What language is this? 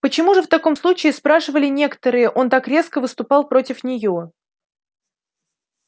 Russian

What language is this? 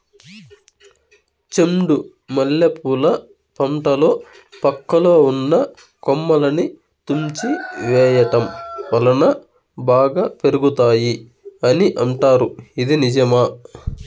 Telugu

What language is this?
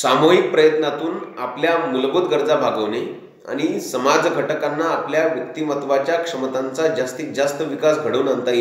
Hindi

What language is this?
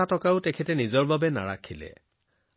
Assamese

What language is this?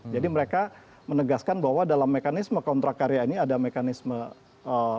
Indonesian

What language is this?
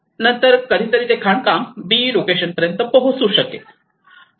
Marathi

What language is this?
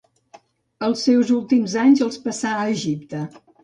Catalan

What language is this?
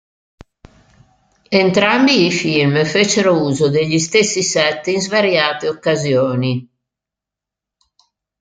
Italian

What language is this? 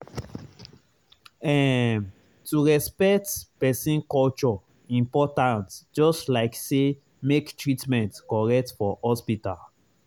Nigerian Pidgin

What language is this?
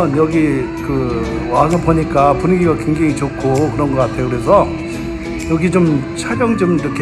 Korean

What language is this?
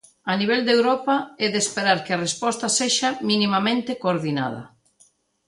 Galician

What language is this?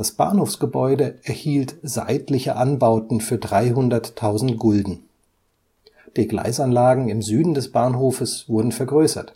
German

